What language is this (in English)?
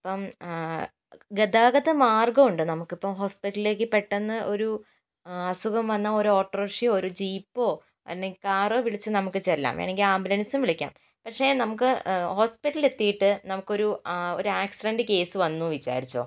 Malayalam